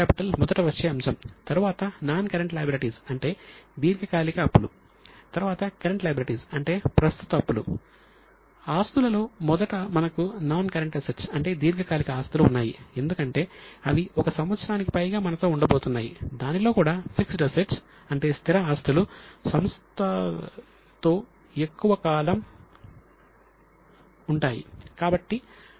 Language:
Telugu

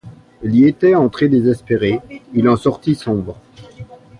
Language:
French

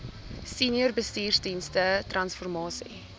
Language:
Afrikaans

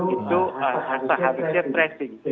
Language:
Indonesian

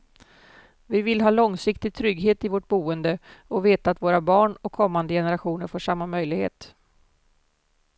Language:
Swedish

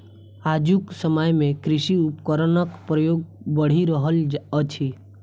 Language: Maithili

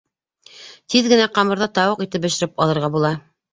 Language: Bashkir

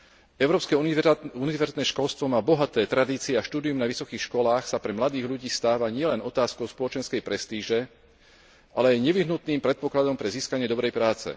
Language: Slovak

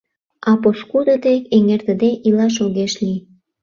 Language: Mari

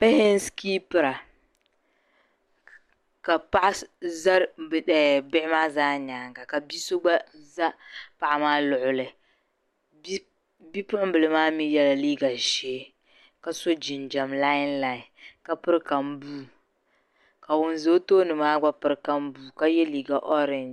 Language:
Dagbani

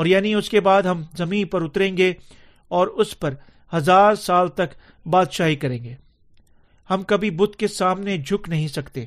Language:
Urdu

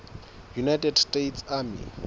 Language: Southern Sotho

